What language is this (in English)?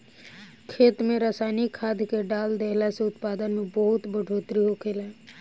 Bhojpuri